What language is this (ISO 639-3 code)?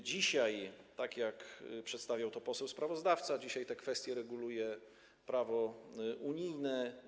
pol